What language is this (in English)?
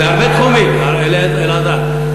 Hebrew